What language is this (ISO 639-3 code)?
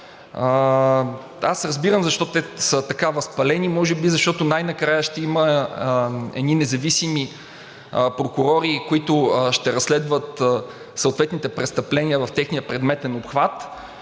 bul